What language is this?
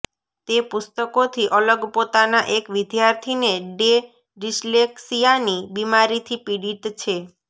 Gujarati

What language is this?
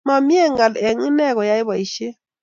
Kalenjin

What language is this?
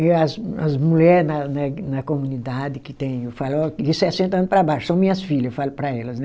Portuguese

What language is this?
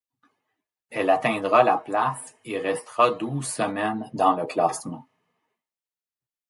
French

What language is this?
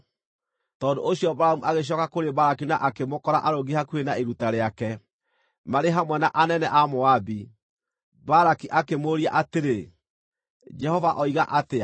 Kikuyu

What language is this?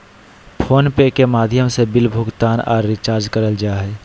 Magahi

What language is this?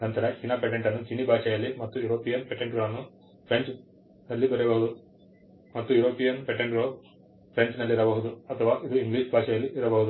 Kannada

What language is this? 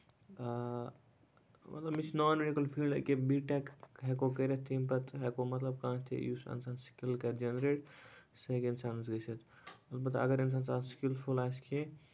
Kashmiri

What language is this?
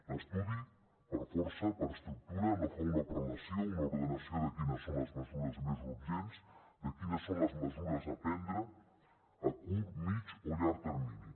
Catalan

